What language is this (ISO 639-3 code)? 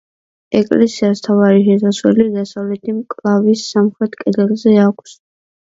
kat